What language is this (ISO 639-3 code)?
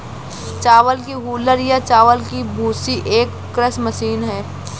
hin